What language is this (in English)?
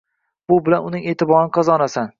Uzbek